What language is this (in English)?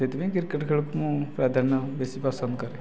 Odia